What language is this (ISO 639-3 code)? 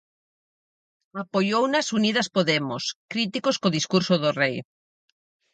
glg